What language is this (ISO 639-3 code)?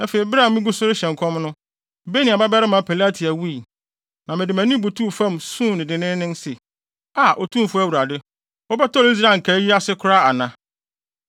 aka